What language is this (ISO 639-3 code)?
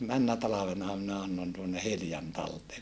fin